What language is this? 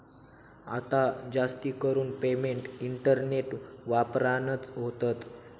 Marathi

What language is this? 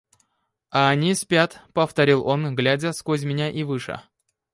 Russian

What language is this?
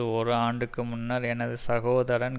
Tamil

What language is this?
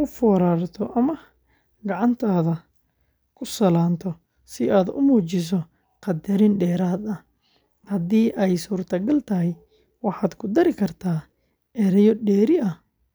Somali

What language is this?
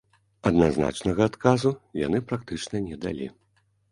Belarusian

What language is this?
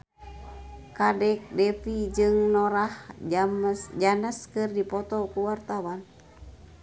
Sundanese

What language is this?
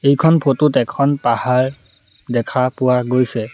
Assamese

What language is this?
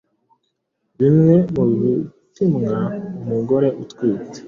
Kinyarwanda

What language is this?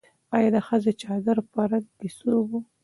Pashto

